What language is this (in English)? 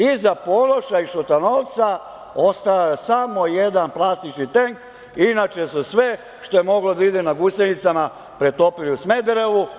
Serbian